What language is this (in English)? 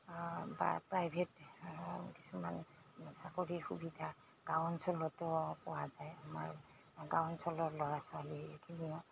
Assamese